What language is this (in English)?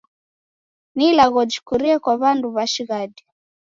Taita